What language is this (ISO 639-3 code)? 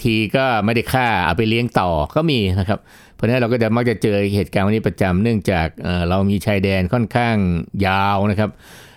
tha